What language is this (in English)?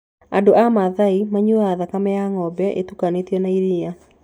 Kikuyu